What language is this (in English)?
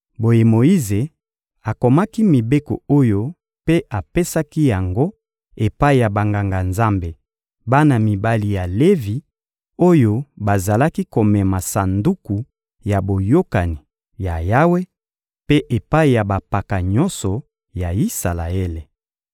Lingala